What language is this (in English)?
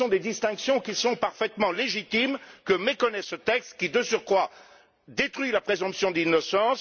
French